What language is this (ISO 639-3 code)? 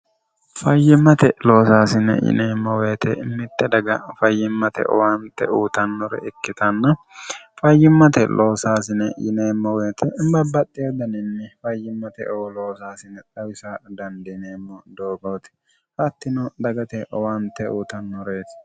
sid